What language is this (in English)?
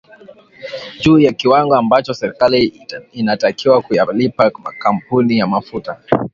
Swahili